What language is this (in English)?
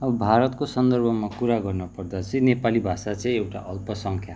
Nepali